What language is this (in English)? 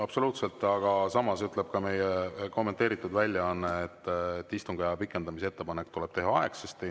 Estonian